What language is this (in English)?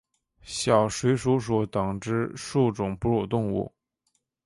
Chinese